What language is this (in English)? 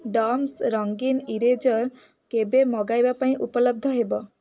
Odia